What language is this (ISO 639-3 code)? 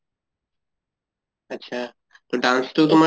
asm